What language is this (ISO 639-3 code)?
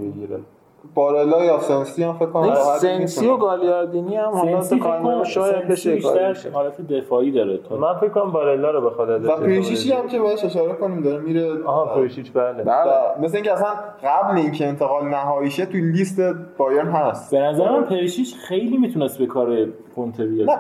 fas